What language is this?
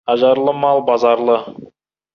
Kazakh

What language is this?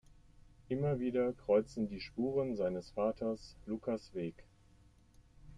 German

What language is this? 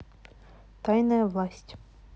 Russian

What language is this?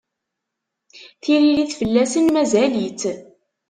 Kabyle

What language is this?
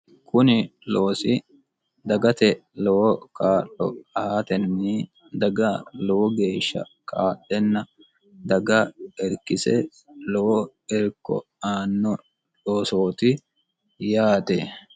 Sidamo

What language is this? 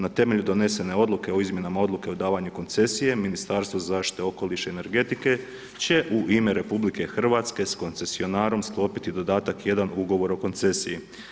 Croatian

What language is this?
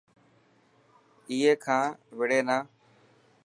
Dhatki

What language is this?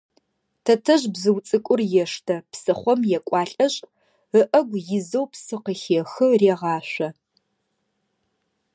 Adyghe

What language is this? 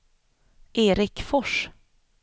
Swedish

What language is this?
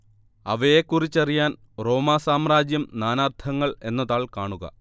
Malayalam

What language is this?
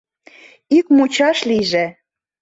Mari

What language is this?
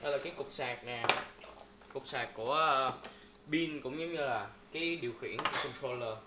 Vietnamese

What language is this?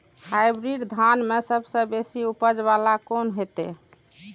Maithili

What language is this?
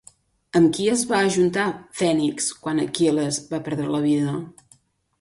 Catalan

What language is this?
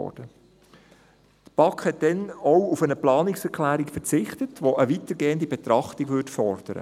Swiss German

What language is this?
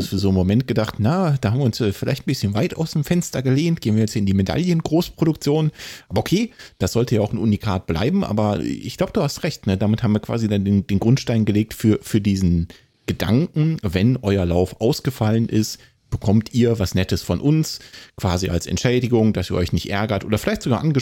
German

